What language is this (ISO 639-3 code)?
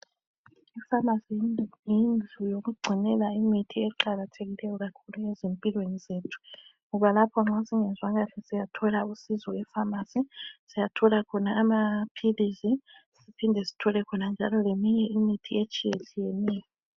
nde